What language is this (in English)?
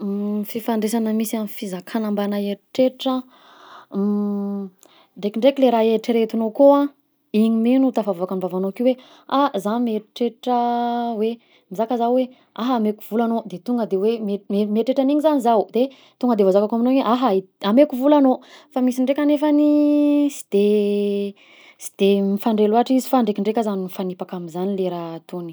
Southern Betsimisaraka Malagasy